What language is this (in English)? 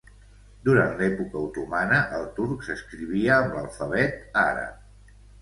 Catalan